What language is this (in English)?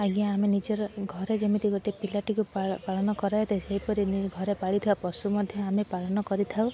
Odia